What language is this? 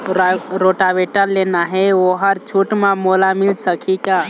Chhattisgarhi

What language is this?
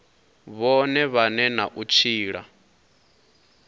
Venda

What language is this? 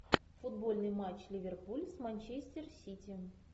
Russian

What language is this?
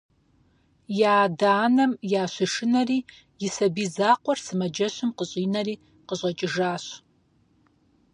Kabardian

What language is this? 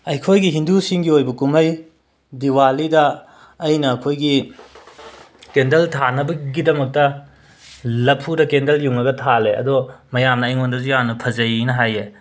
Manipuri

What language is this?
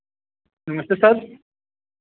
Hindi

